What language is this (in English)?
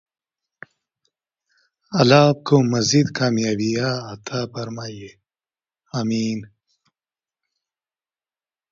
Urdu